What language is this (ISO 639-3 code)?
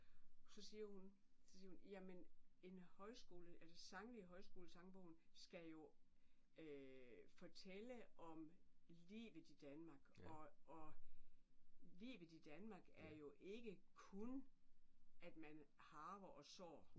dan